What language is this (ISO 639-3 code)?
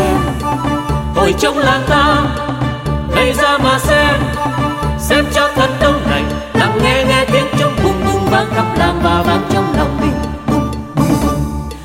vie